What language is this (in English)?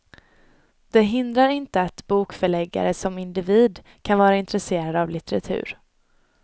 Swedish